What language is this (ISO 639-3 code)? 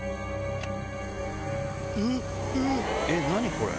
jpn